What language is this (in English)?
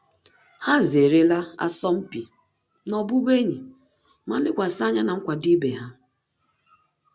Igbo